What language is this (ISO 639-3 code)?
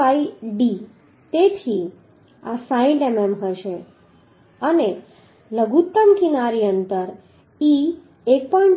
guj